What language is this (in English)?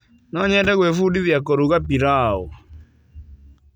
Kikuyu